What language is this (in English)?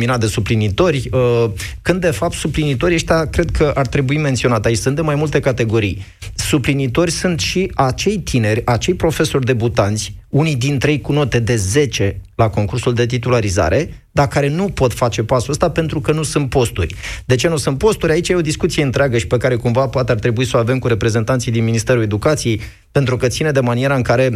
Romanian